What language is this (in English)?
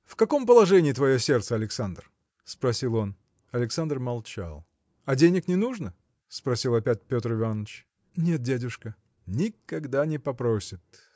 Russian